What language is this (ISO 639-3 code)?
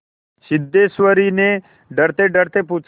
hin